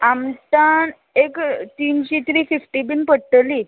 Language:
Konkani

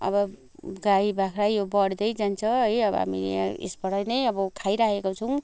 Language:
Nepali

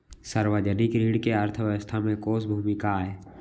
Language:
Chhattisgarhi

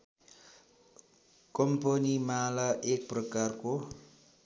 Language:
Nepali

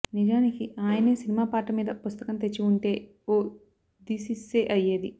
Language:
Telugu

